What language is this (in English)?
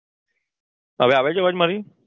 Gujarati